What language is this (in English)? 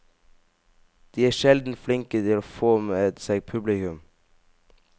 Norwegian